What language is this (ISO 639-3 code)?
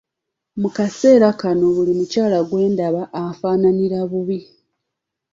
lug